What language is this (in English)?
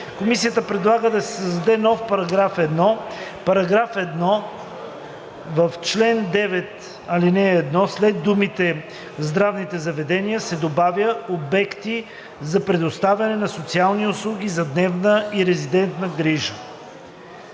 Bulgarian